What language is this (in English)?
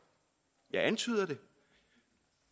Danish